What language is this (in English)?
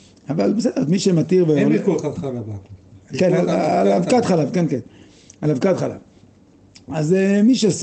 Hebrew